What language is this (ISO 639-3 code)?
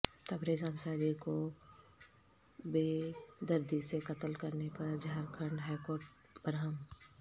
urd